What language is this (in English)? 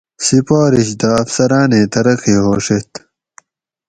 Gawri